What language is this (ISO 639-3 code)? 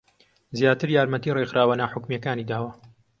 ckb